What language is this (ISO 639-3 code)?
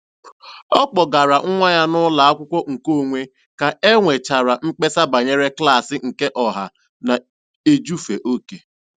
ibo